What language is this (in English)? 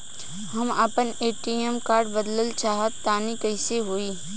Bhojpuri